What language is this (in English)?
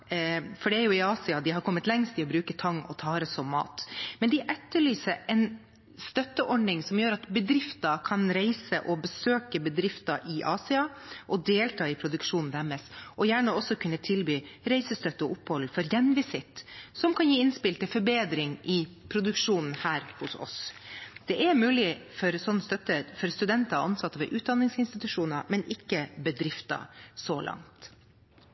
Norwegian Bokmål